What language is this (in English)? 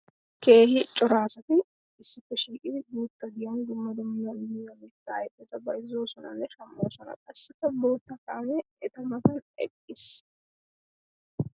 Wolaytta